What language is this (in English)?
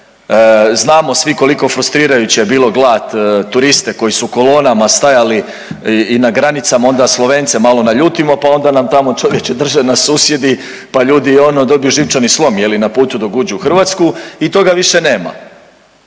Croatian